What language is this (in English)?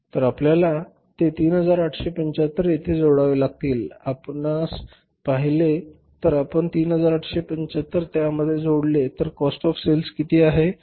Marathi